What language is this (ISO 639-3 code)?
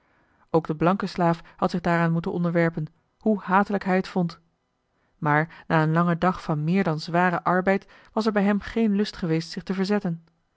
nld